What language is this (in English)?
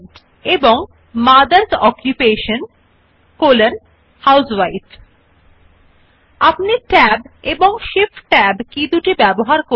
Bangla